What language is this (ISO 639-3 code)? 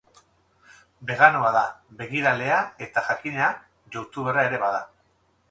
eus